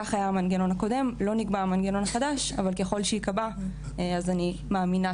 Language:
Hebrew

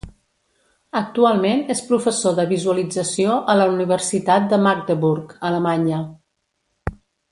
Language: Catalan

